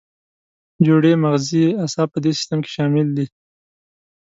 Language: Pashto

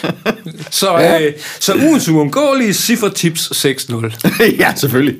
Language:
Danish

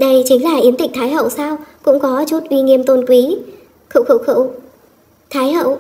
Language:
Vietnamese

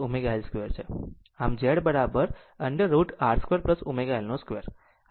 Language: Gujarati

